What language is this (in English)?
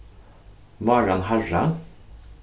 Faroese